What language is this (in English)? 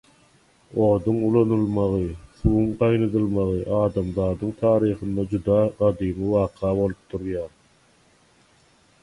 Turkmen